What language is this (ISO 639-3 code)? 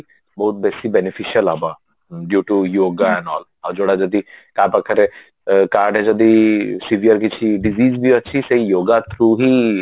ori